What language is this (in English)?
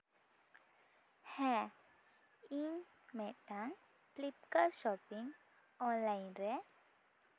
Santali